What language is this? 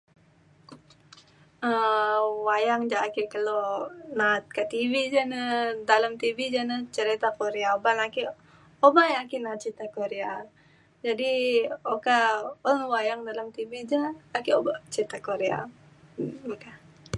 Mainstream Kenyah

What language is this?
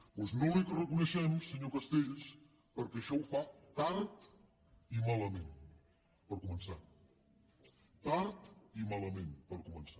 Catalan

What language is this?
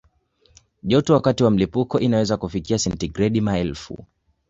Swahili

